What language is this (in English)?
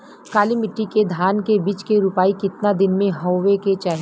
Bhojpuri